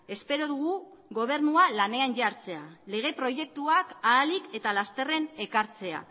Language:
Basque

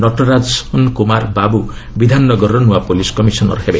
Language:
Odia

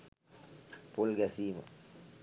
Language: Sinhala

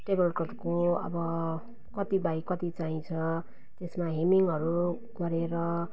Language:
Nepali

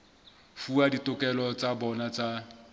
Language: Southern Sotho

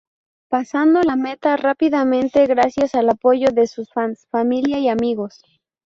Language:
Spanish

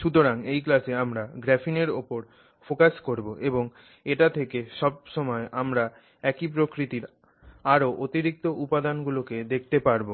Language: Bangla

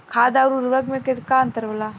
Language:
Bhojpuri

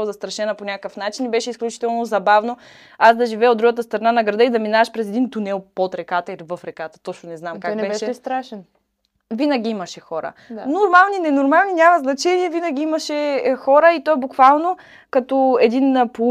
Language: Bulgarian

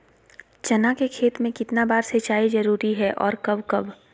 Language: Magahi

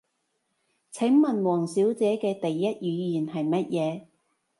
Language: Cantonese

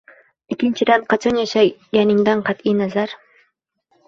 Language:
Uzbek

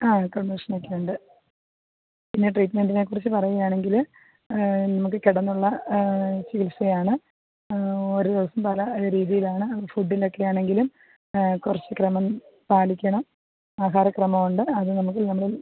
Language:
Malayalam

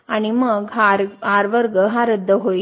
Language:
Marathi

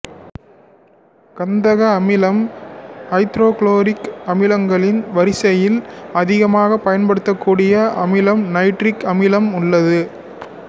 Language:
Tamil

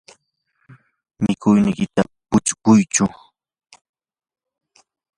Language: Yanahuanca Pasco Quechua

